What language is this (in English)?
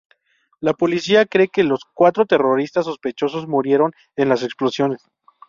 Spanish